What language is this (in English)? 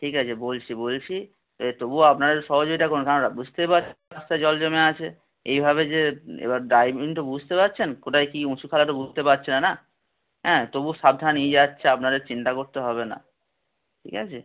Bangla